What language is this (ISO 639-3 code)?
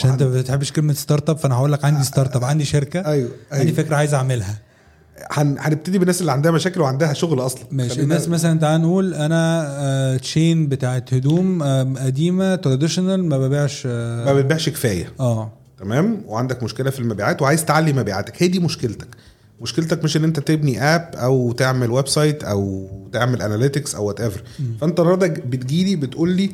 ara